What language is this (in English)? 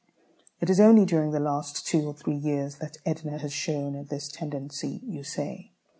English